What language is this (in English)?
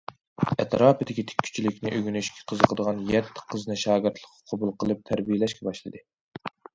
Uyghur